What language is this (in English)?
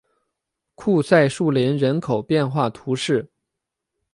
Chinese